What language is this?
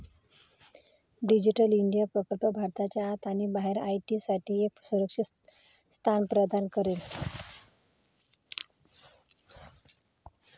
Marathi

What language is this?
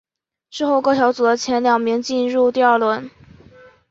Chinese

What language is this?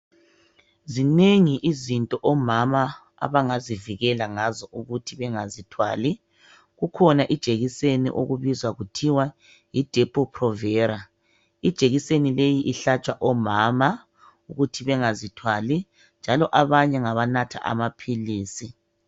North Ndebele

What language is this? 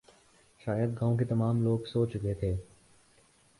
Urdu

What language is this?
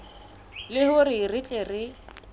Southern Sotho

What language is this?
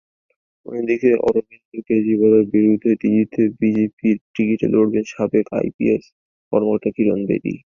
Bangla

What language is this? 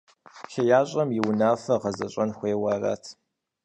Kabardian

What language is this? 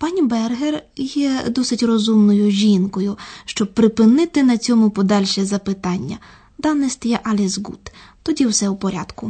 Ukrainian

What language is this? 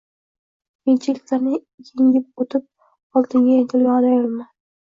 Uzbek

